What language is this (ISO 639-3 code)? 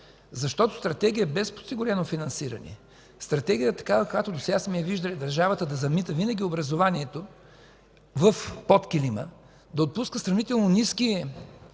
bul